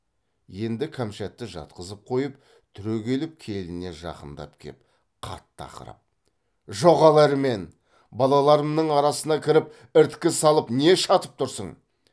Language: Kazakh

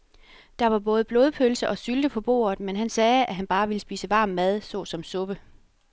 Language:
Danish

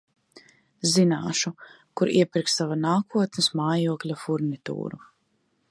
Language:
Latvian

